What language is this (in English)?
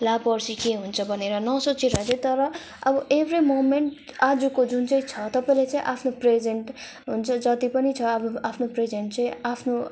Nepali